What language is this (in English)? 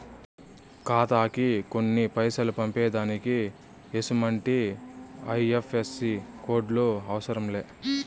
Telugu